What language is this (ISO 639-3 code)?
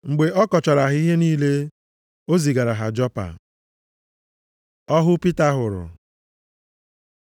ibo